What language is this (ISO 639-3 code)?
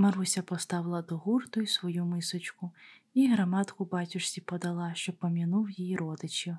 ukr